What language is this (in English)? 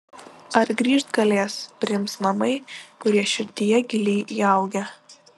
Lithuanian